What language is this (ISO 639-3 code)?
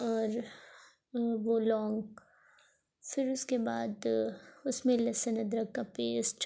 urd